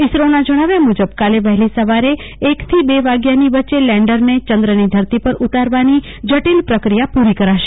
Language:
Gujarati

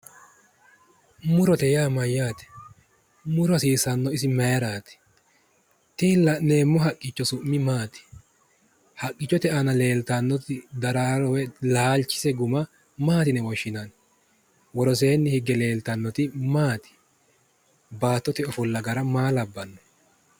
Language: Sidamo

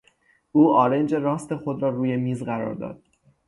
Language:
Persian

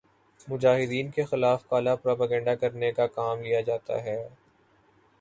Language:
Urdu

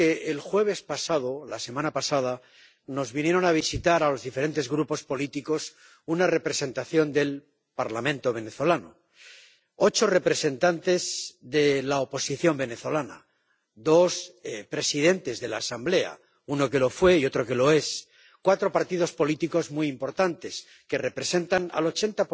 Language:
Spanish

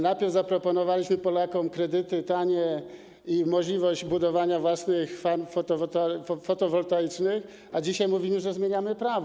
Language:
Polish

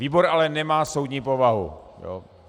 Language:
Czech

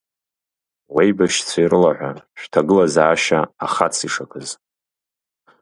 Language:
Abkhazian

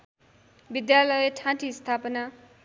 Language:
Nepali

